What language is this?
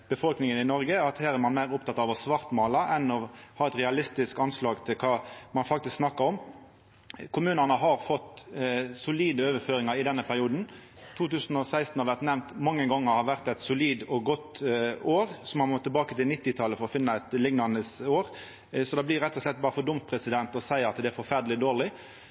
Norwegian Nynorsk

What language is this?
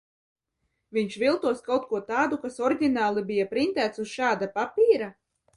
Latvian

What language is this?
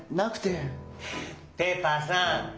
Japanese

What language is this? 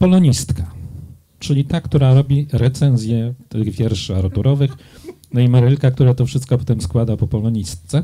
Polish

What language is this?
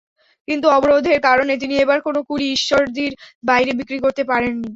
Bangla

